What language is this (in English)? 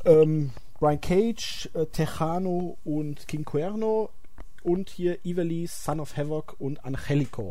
German